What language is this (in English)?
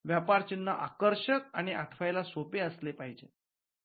Marathi